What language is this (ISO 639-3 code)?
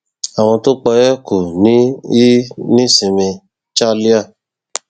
yor